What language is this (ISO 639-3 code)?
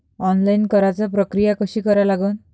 mar